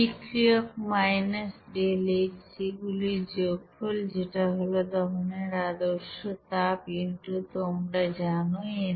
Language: Bangla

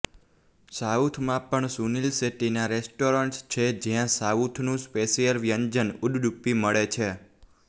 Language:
Gujarati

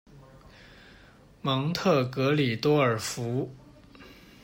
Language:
Chinese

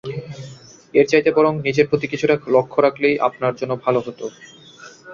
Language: Bangla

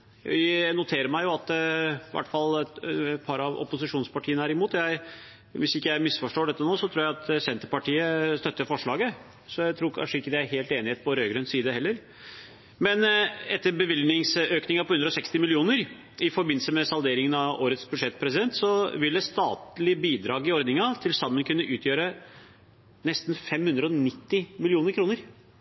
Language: Norwegian Bokmål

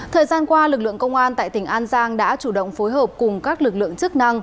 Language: Vietnamese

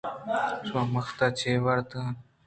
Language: Eastern Balochi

